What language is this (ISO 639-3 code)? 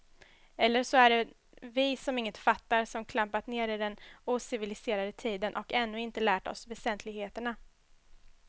swe